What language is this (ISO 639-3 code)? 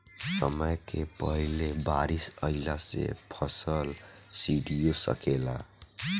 bho